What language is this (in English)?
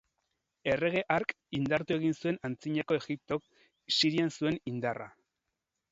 Basque